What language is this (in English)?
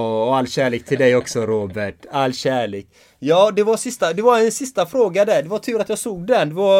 Swedish